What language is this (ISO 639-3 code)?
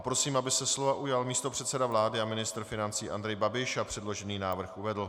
ces